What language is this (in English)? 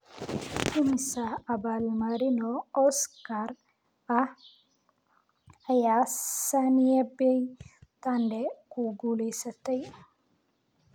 Somali